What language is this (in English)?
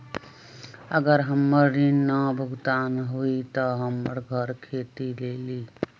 Magahi